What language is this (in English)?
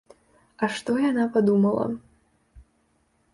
Belarusian